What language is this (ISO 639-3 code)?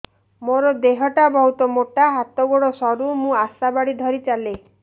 ori